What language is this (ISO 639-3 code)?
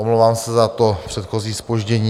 ces